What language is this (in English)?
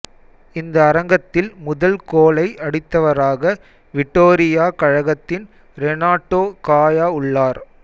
Tamil